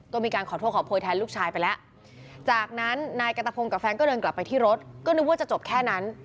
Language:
Thai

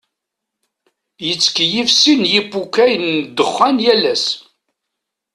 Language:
Kabyle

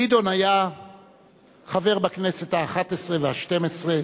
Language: Hebrew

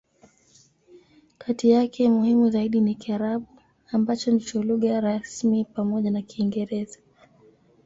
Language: Swahili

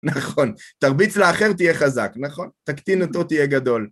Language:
Hebrew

